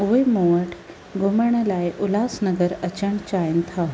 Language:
Sindhi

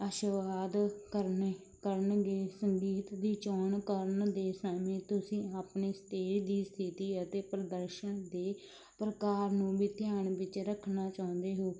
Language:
Punjabi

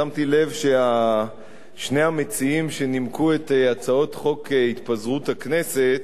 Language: Hebrew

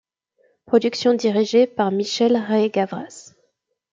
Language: French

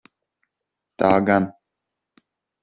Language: Latvian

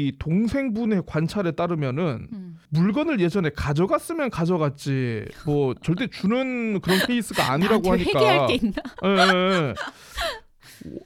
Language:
Korean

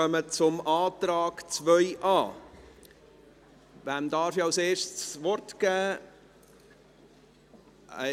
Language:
Swiss German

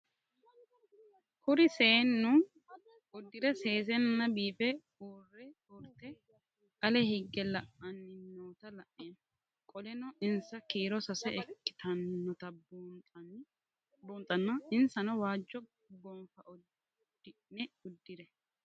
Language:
Sidamo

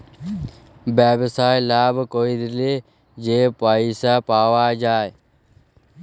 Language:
Bangla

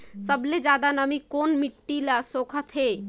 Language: Chhattisgarhi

